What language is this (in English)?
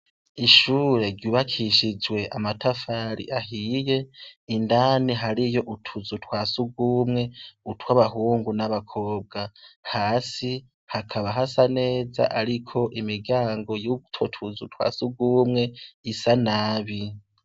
Rundi